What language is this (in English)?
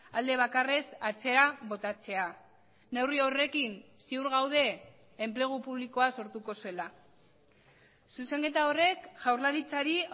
Basque